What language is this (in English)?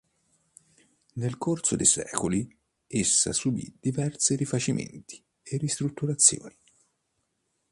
Italian